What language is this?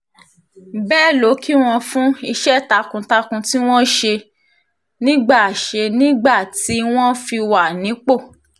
Yoruba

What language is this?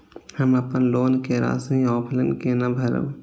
Maithili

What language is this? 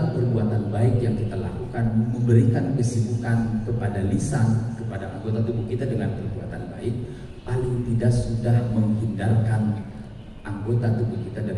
Indonesian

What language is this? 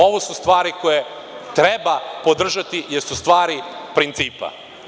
Serbian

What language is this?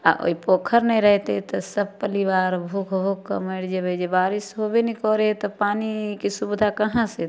Maithili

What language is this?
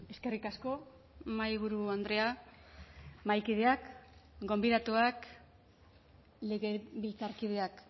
Basque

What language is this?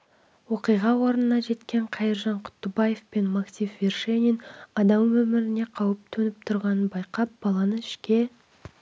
Kazakh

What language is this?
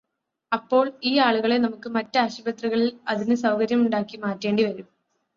Malayalam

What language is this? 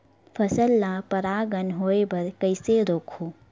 Chhattisgarhi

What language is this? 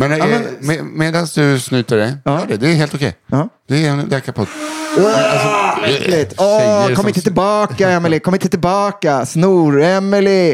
Swedish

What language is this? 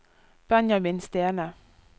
Norwegian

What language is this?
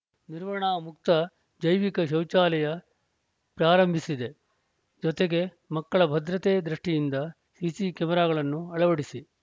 Kannada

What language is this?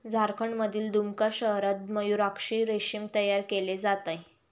Marathi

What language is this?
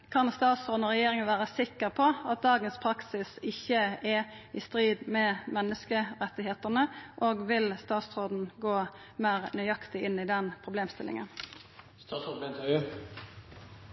Norwegian Nynorsk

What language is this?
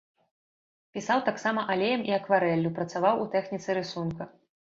Belarusian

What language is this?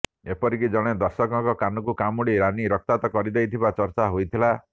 Odia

